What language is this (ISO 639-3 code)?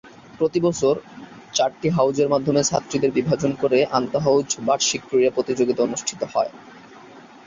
ben